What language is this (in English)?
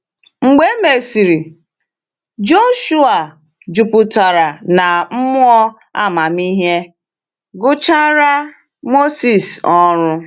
Igbo